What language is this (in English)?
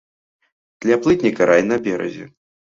Belarusian